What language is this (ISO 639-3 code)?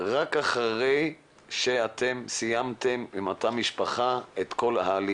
heb